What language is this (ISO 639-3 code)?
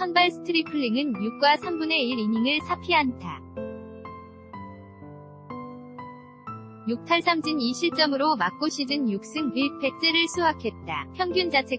kor